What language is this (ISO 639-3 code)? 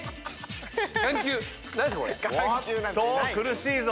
jpn